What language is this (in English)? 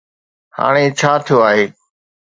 Sindhi